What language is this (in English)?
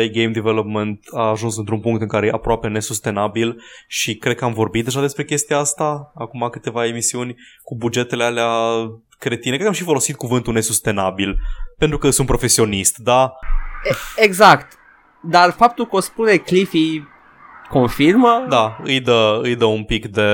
Romanian